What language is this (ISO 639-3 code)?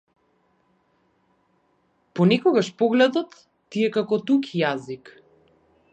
mkd